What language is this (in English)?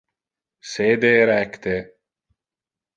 Interlingua